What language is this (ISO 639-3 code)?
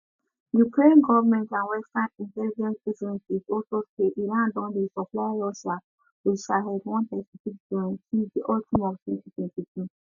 pcm